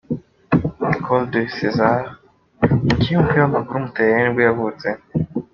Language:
Kinyarwanda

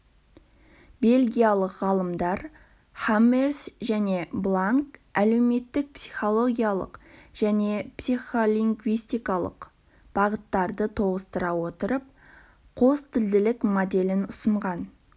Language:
Kazakh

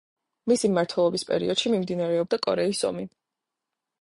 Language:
Georgian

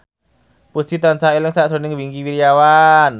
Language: Javanese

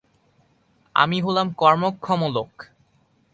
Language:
Bangla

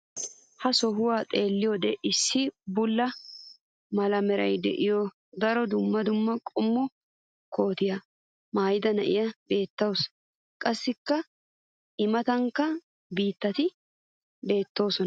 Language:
Wolaytta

